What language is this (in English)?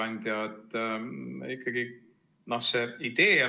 Estonian